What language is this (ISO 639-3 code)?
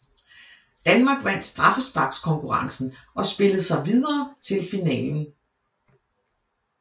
dan